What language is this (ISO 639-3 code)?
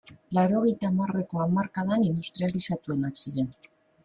eus